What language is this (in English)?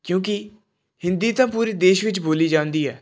Punjabi